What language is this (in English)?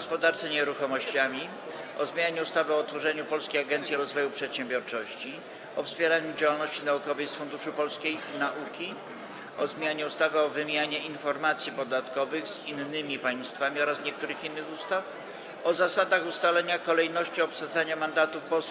Polish